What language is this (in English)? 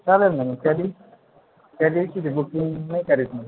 Marathi